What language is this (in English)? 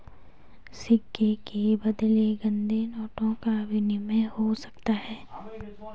Hindi